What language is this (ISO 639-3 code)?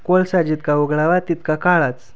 mar